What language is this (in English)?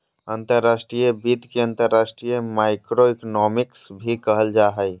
Magahi